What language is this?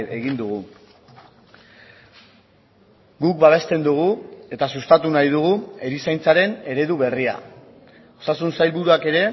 Basque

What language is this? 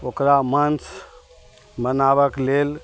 Maithili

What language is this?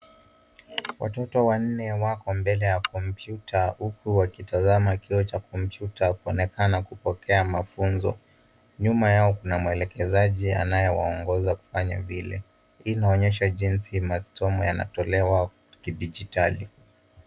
Swahili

